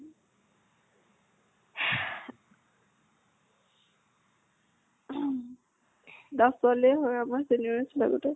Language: Assamese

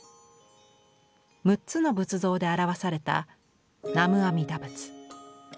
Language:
Japanese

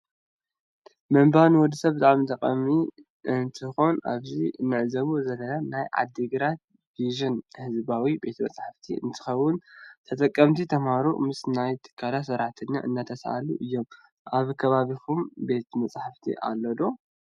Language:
Tigrinya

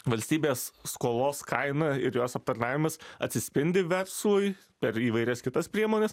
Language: Lithuanian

